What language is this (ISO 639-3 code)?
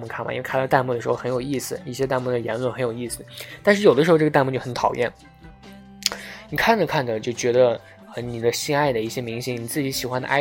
zho